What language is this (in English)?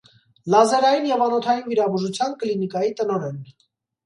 Armenian